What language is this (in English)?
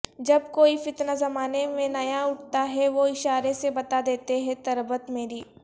Urdu